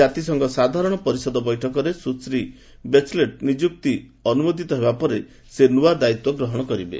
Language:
Odia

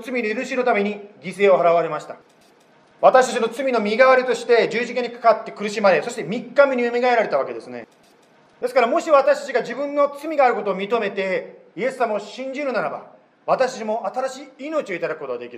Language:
Japanese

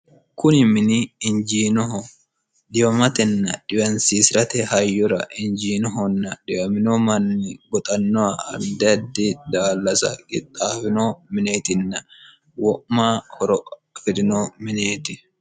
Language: Sidamo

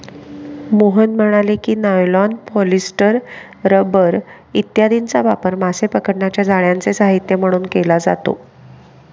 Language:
Marathi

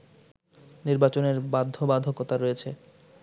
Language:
Bangla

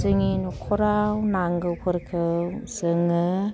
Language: Bodo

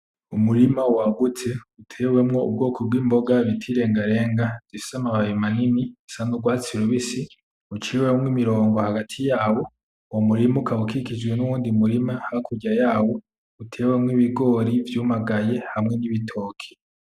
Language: Rundi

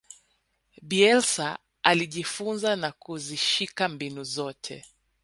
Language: Swahili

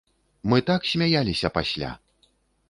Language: Belarusian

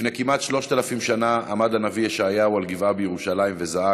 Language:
Hebrew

